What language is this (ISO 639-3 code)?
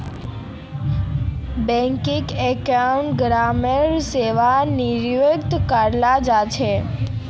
mag